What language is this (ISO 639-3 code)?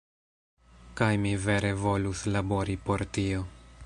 epo